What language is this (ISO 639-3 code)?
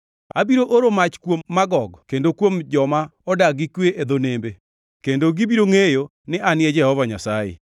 luo